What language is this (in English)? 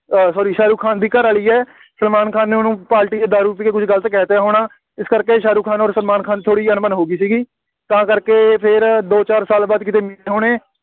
Punjabi